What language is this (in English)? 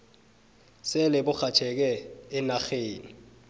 South Ndebele